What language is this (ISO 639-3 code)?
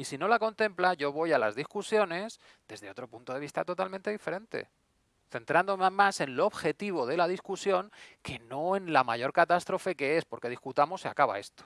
spa